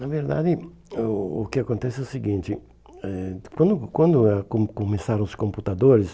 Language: Portuguese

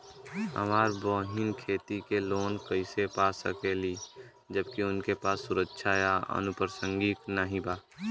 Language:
Bhojpuri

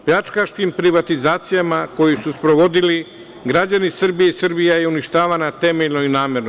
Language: Serbian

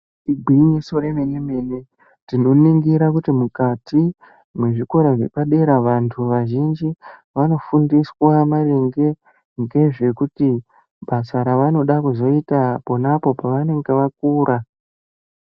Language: Ndau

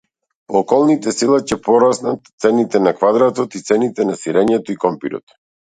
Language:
Macedonian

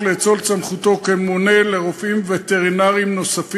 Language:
Hebrew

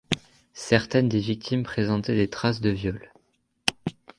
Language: French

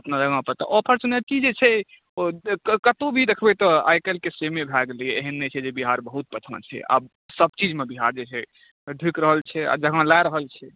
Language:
Maithili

